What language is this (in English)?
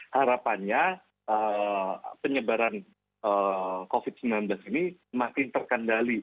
Indonesian